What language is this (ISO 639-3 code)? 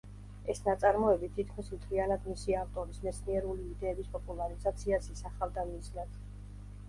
kat